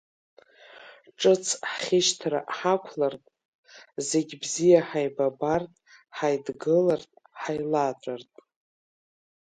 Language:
Abkhazian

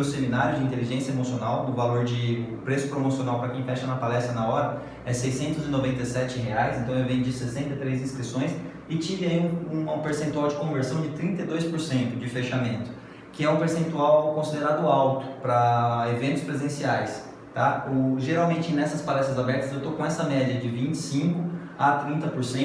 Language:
Portuguese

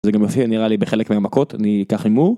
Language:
Hebrew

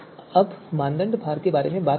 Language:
Hindi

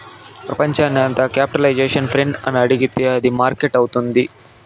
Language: Telugu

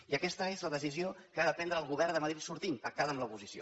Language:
Catalan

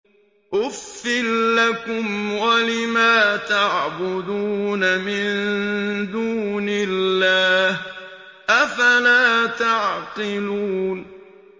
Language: Arabic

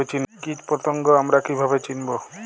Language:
Bangla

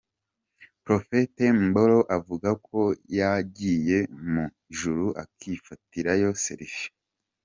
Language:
Kinyarwanda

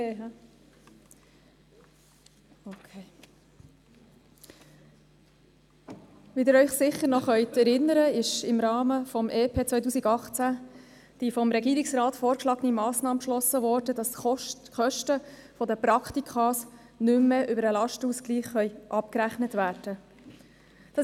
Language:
Swiss German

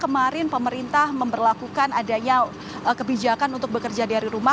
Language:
Indonesian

